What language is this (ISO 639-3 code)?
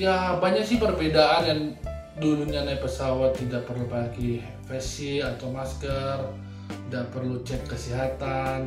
ind